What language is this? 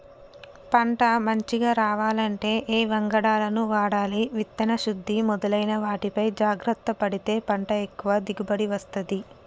Telugu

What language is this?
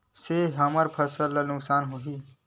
Chhattisgarhi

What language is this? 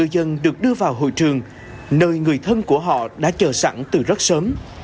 Vietnamese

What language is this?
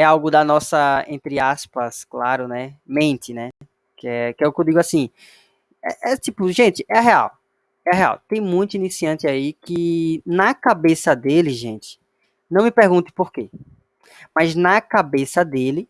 Portuguese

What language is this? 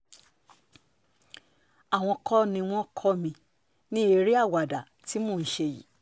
Yoruba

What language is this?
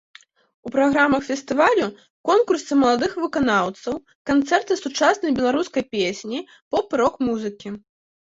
Belarusian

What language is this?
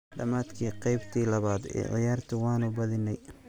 Somali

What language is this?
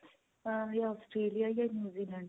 Punjabi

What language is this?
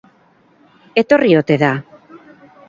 Basque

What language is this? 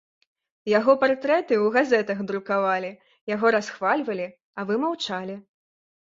Belarusian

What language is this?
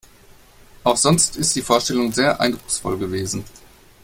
German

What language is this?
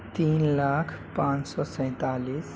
Urdu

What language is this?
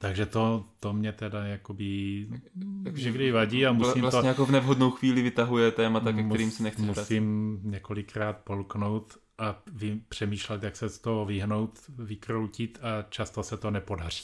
Czech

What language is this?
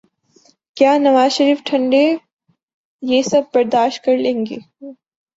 Urdu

